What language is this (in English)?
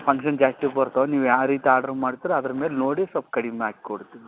Kannada